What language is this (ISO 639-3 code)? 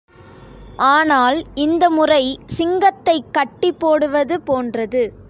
tam